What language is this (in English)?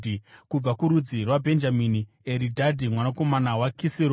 Shona